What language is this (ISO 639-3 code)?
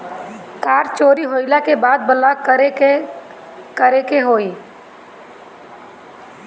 bho